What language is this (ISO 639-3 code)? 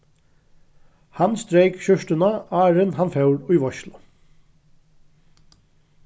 fao